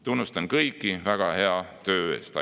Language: Estonian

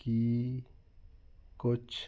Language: Punjabi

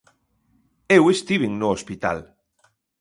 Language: Galician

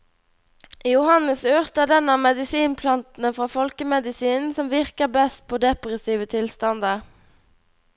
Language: Norwegian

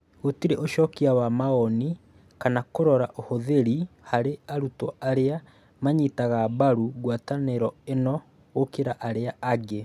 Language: Kikuyu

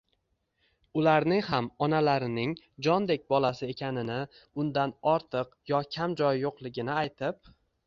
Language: Uzbek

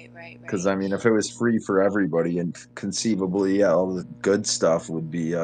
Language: English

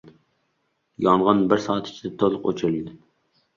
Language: Uzbek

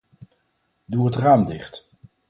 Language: Dutch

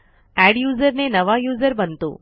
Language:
Marathi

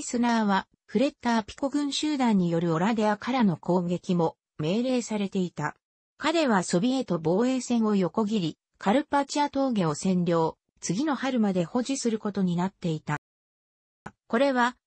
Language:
Japanese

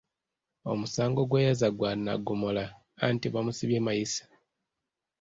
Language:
Ganda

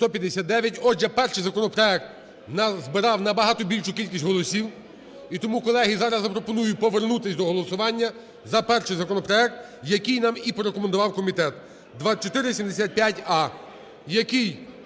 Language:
Ukrainian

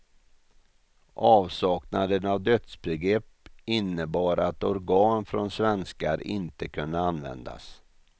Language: Swedish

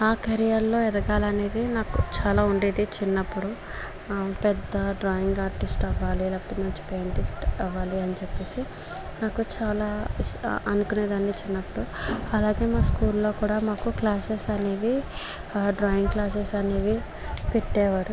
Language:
Telugu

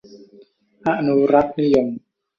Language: Thai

